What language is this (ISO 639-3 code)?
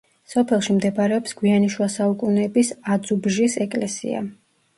kat